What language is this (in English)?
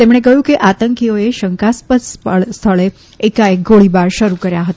Gujarati